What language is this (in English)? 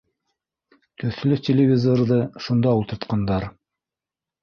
Bashkir